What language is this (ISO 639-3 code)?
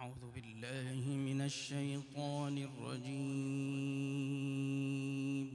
ara